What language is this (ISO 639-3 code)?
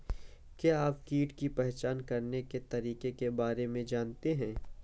hin